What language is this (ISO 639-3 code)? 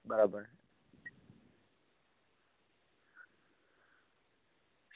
guj